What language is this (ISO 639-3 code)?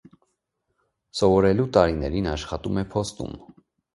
hye